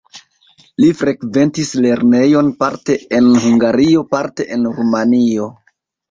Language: Esperanto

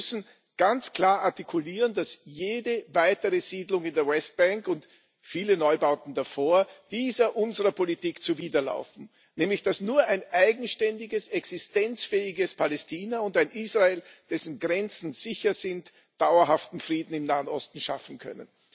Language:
German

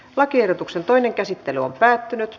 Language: Finnish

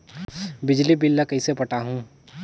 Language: Chhattisgarhi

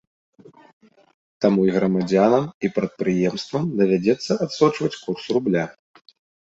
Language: Belarusian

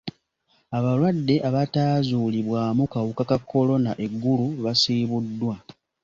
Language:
Ganda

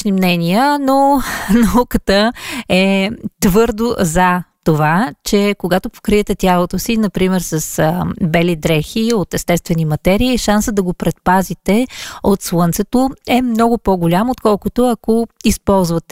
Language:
Bulgarian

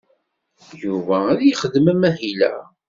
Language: Kabyle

